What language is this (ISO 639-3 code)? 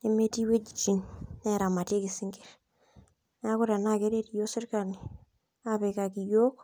mas